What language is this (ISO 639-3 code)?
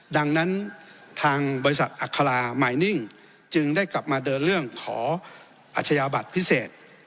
tha